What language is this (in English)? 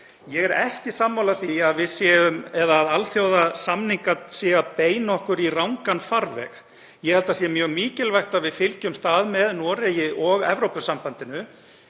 Icelandic